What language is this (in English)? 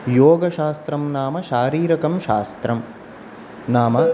Sanskrit